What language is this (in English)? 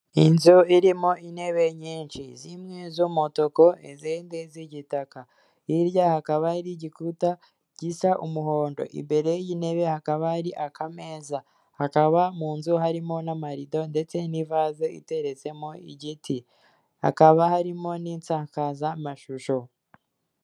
Kinyarwanda